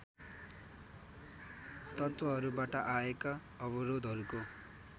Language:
Nepali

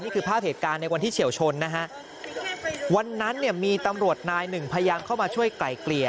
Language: Thai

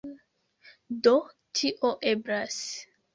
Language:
Esperanto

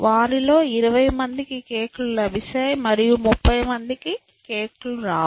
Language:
Telugu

